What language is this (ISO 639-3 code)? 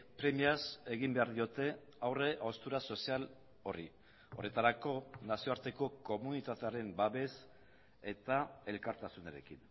eus